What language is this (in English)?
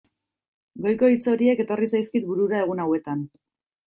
Basque